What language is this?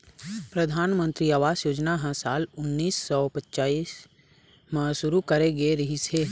Chhattisgarhi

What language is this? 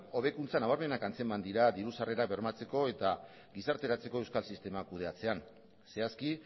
Basque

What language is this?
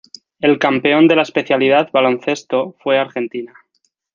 Spanish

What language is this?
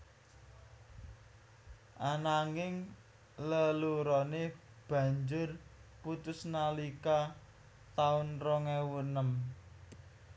Javanese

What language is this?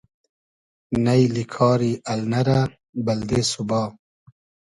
Hazaragi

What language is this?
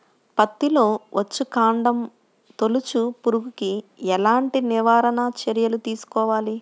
Telugu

